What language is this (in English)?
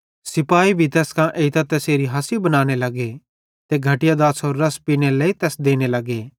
Bhadrawahi